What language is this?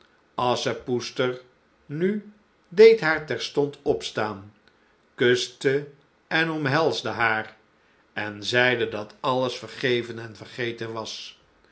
Dutch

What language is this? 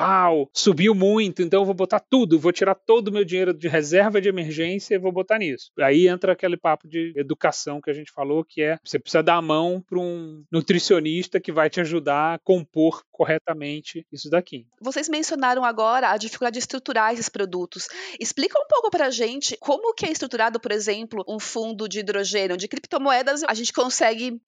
Portuguese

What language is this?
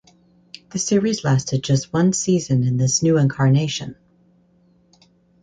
English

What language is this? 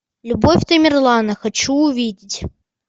Russian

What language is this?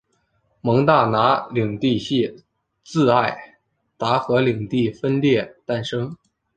Chinese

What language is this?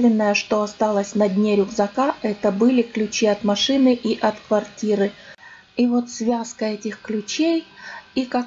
Russian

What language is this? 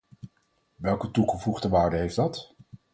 Dutch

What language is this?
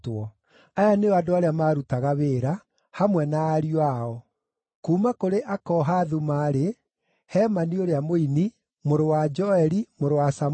Kikuyu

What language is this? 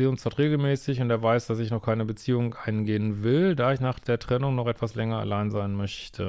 German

